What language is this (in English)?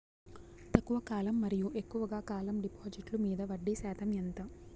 Telugu